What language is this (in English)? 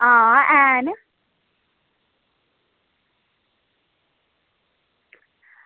Dogri